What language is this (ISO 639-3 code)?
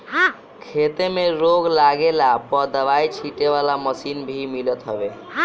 bho